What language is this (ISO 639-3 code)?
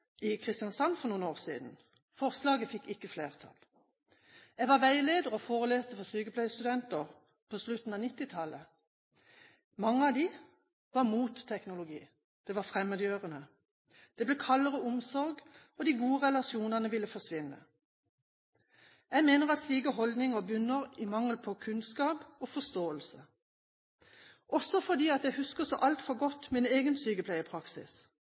nob